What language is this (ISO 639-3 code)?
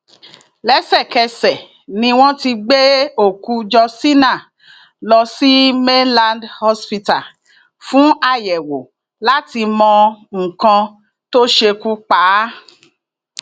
yor